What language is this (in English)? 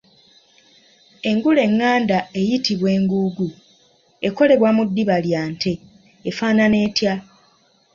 Ganda